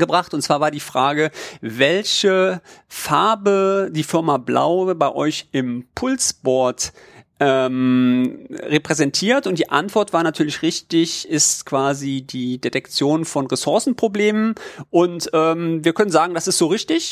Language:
German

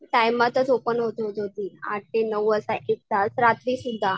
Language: Marathi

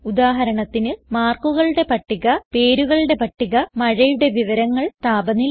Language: Malayalam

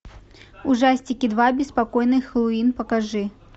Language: Russian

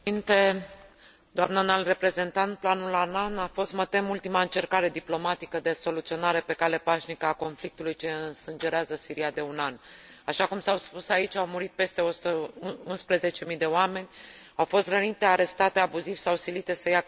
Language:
Romanian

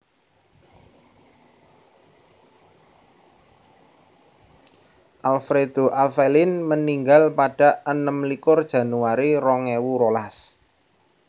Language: Javanese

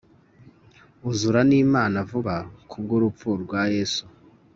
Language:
Kinyarwanda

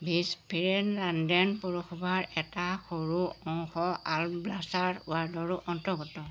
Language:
Assamese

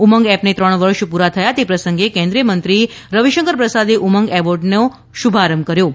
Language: Gujarati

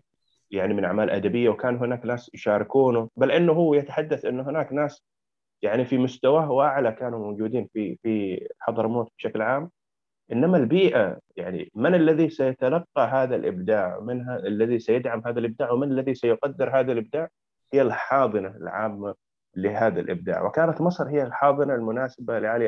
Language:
Arabic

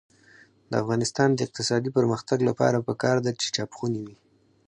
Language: Pashto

